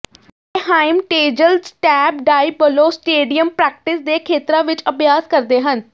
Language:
Punjabi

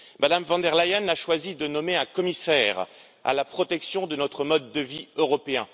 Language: French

